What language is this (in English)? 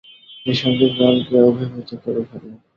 Bangla